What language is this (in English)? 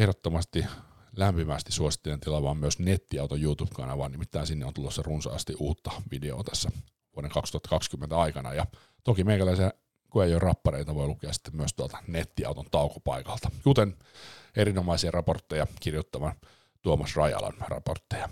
Finnish